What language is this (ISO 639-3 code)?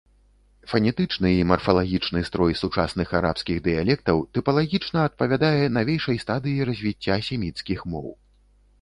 bel